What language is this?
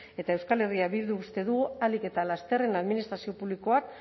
Basque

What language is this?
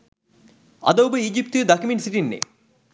Sinhala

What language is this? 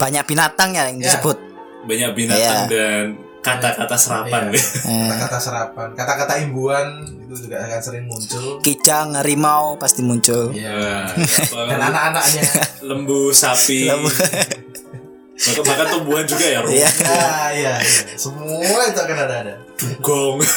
Indonesian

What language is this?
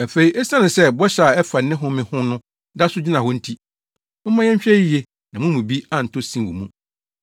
Akan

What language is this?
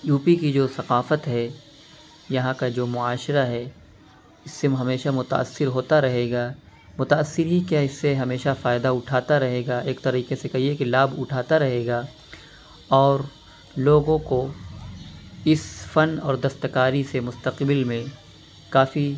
Urdu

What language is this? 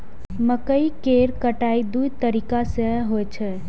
Maithili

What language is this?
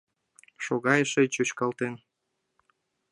Mari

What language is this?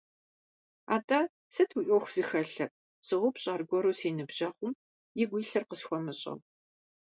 Kabardian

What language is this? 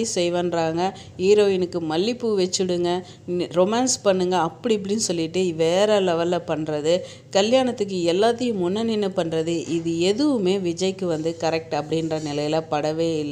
Tamil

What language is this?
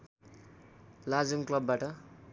Nepali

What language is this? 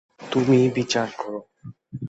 Bangla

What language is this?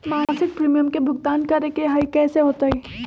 Magahi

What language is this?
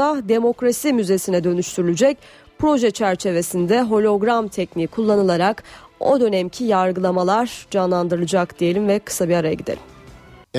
Turkish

